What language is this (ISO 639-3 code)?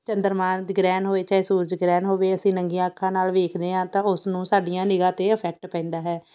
pan